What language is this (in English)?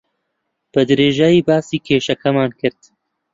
Central Kurdish